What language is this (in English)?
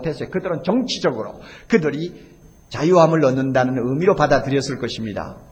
Korean